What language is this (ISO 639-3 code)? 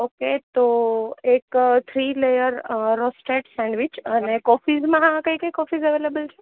guj